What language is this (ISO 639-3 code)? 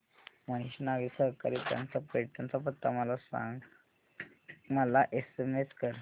mar